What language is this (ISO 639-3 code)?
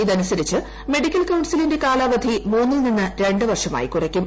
mal